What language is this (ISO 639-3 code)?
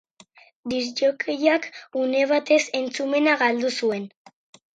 eus